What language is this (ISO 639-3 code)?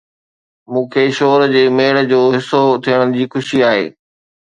snd